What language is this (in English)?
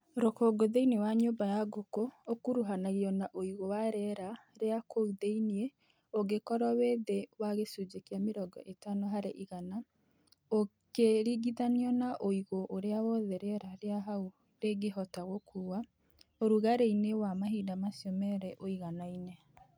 Kikuyu